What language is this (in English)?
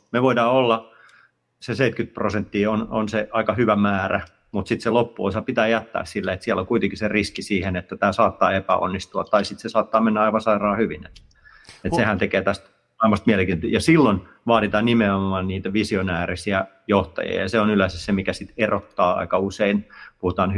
Finnish